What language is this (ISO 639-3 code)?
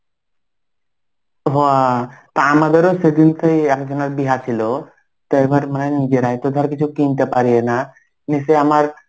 ben